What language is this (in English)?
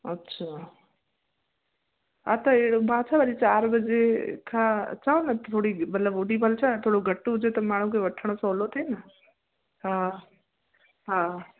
Sindhi